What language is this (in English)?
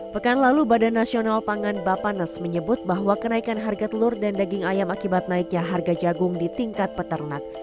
Indonesian